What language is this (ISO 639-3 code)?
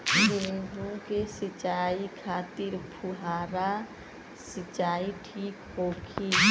bho